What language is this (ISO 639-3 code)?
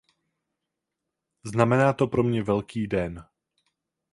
ces